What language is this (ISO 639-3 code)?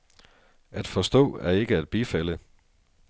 dan